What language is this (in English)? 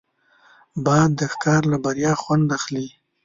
Pashto